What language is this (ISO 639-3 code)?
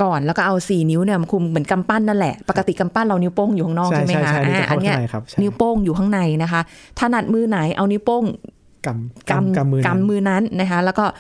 tha